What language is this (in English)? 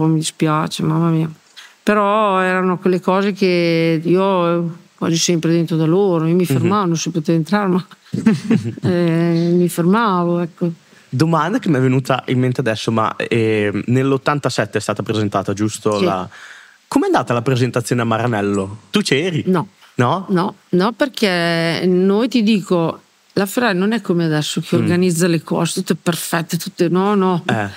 Italian